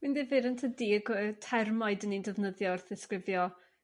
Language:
Welsh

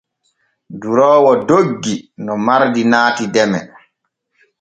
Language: Borgu Fulfulde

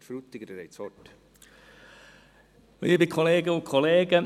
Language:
Swiss German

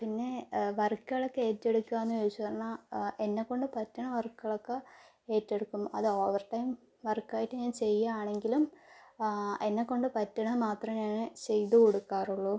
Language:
Malayalam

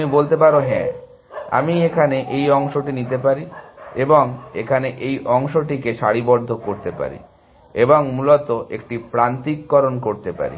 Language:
Bangla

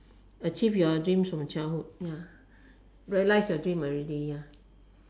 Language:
English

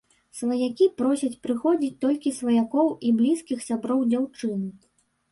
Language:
Belarusian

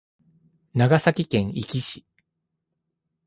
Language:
Japanese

